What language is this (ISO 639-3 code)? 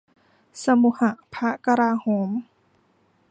tha